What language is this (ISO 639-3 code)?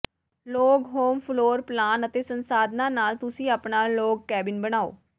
pan